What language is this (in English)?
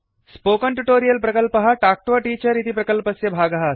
Sanskrit